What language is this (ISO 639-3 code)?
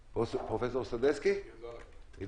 heb